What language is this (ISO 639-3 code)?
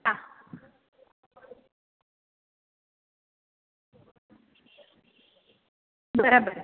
guj